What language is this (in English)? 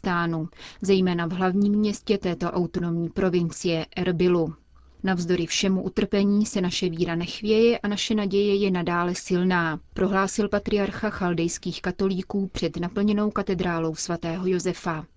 Czech